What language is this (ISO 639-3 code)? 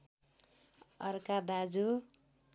nep